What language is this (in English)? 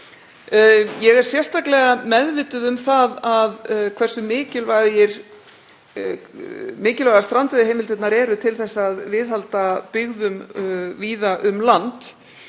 Icelandic